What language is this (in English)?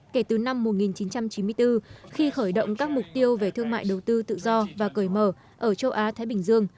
Vietnamese